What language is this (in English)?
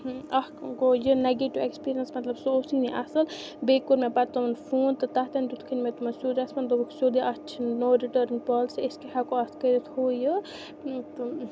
Kashmiri